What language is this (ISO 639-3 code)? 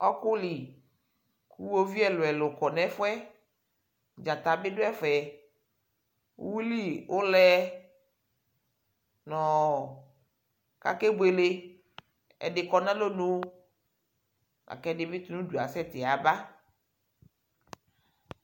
kpo